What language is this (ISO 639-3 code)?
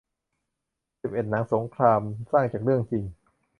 tha